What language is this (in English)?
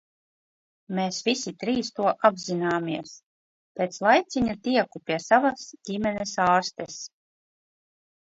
Latvian